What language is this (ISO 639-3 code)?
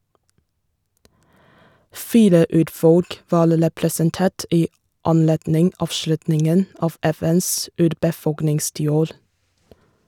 nor